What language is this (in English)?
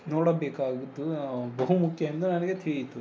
Kannada